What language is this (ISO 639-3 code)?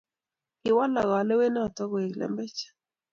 kln